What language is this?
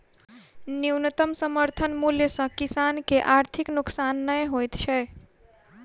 Maithili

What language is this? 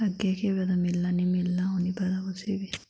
Dogri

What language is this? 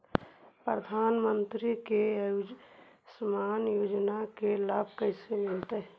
Magahi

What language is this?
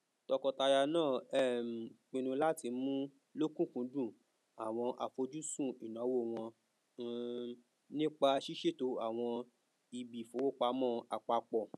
Yoruba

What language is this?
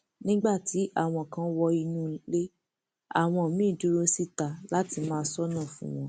Yoruba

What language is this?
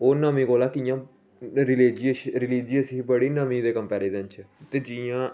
Dogri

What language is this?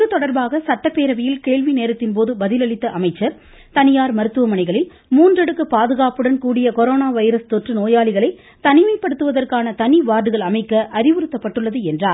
Tamil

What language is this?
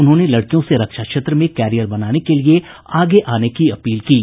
Hindi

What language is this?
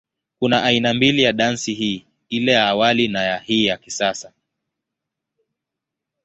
Swahili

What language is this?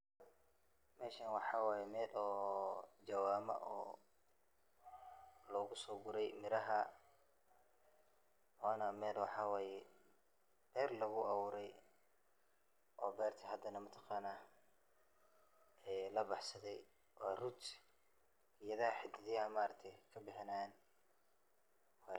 Somali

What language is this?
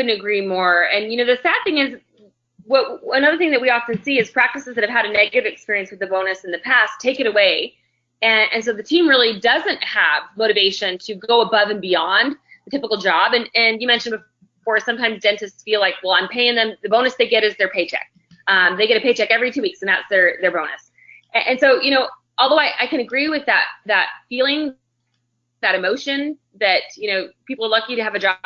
English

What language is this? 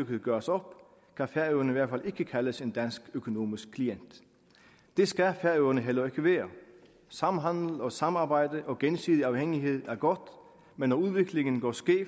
Danish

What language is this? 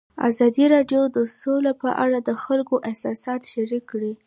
Pashto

